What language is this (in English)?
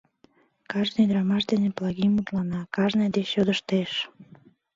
Mari